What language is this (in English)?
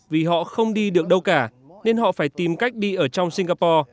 Vietnamese